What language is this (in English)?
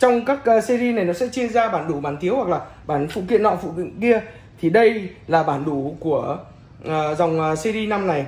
Vietnamese